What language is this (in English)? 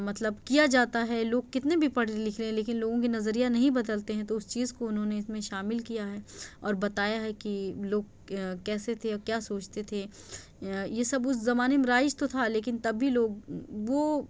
Urdu